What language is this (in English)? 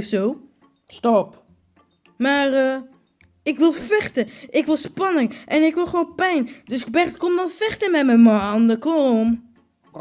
Dutch